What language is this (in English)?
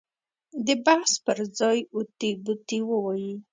Pashto